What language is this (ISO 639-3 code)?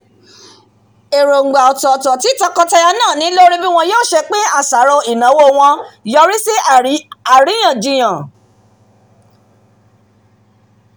yor